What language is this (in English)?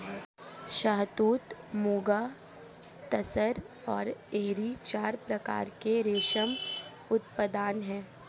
Hindi